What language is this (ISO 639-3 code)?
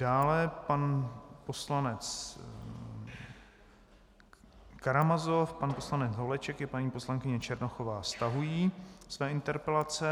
ces